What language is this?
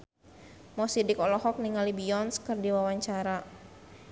Sundanese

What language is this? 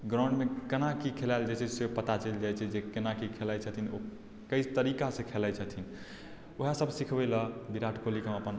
Maithili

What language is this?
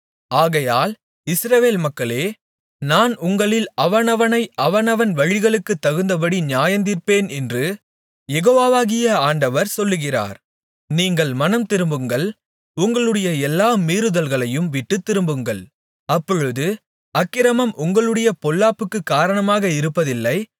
Tamil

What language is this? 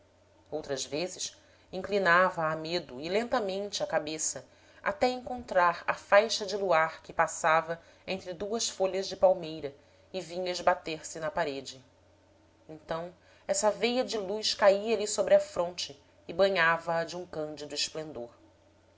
Portuguese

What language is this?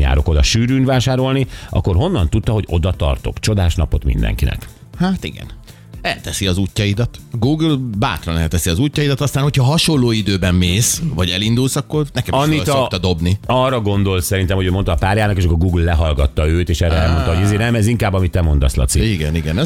Hungarian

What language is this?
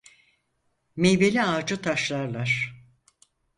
Turkish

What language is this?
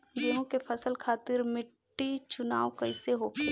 Bhojpuri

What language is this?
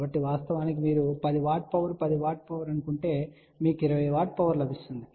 Telugu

